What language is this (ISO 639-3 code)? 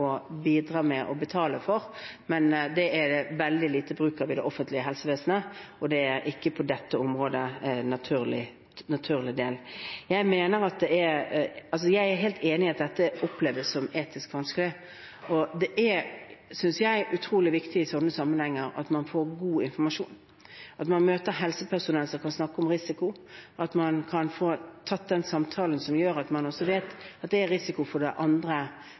nob